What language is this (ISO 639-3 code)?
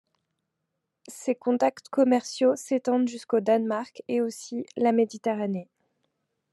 fra